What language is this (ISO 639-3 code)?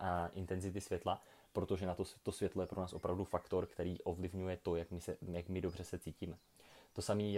ces